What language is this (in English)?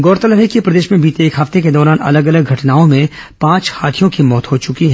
Hindi